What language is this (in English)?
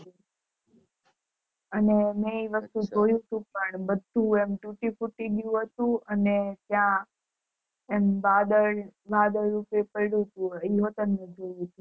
Gujarati